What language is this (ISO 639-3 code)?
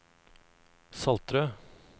nor